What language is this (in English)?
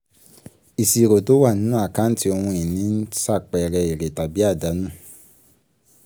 Yoruba